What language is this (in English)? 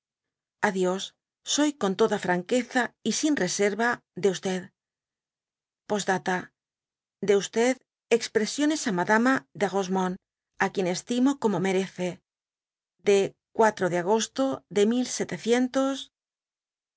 Spanish